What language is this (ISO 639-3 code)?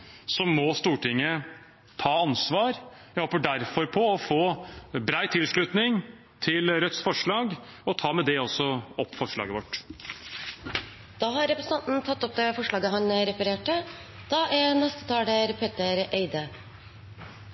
nor